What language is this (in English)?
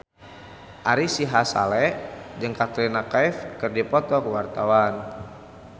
Sundanese